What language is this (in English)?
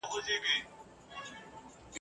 Pashto